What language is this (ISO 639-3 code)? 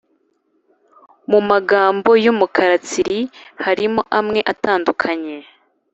kin